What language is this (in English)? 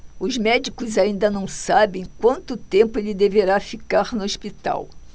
Portuguese